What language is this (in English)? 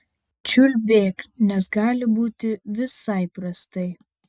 Lithuanian